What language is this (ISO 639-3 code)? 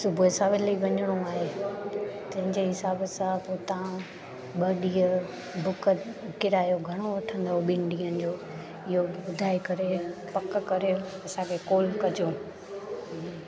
snd